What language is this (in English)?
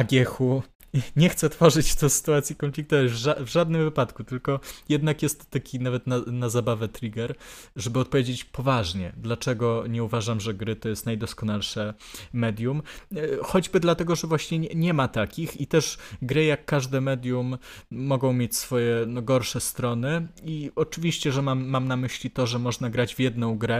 Polish